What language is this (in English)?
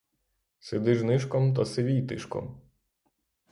Ukrainian